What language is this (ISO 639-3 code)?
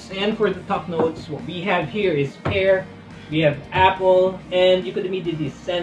eng